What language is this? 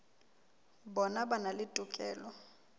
Southern Sotho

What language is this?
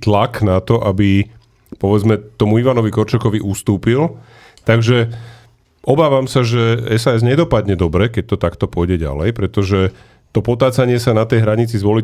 Slovak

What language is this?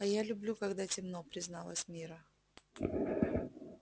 Russian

